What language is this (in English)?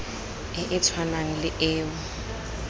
Tswana